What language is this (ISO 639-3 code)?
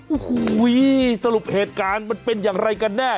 tha